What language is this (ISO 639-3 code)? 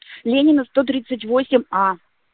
rus